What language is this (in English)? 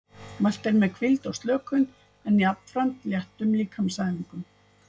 Icelandic